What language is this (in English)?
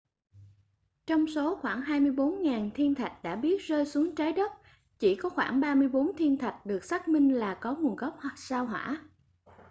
Vietnamese